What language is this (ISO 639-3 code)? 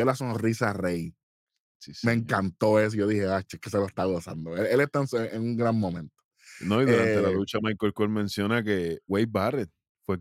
spa